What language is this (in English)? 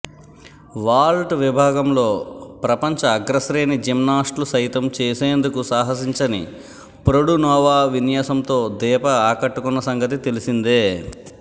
Telugu